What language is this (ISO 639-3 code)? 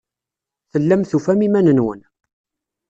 kab